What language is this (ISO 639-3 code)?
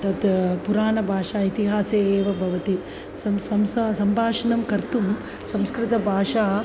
san